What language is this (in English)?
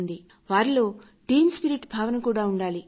Telugu